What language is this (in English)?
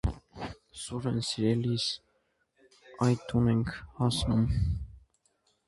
Armenian